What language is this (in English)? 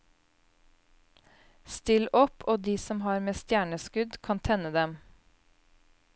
Norwegian